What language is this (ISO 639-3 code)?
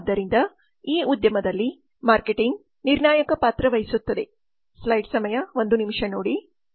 kan